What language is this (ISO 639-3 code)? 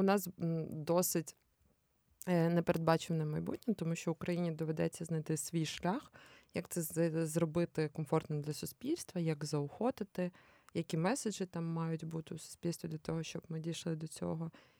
ukr